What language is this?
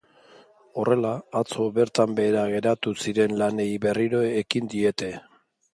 Basque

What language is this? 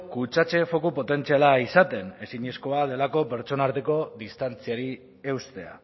Basque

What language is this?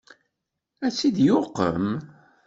Kabyle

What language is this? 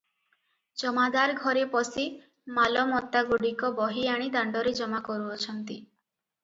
Odia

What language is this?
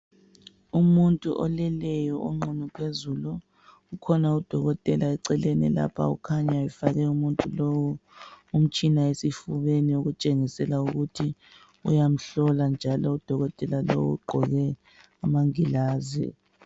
North Ndebele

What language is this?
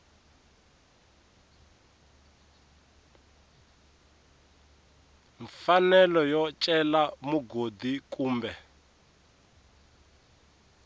Tsonga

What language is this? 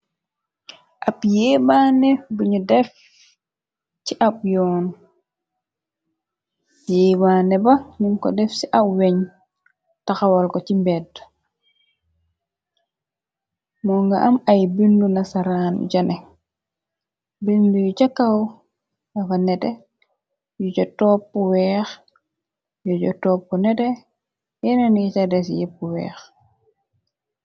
Wolof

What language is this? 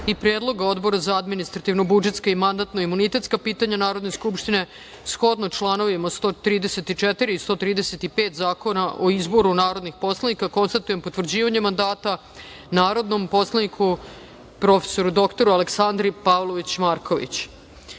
Serbian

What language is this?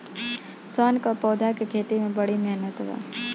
Bhojpuri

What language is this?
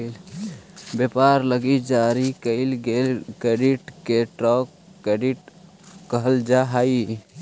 Magahi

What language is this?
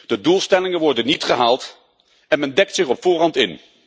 Dutch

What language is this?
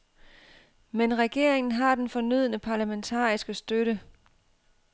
Danish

